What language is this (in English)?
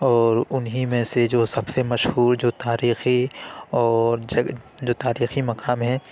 Urdu